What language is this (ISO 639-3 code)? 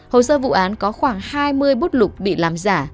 vie